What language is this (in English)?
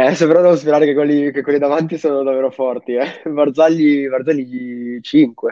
Italian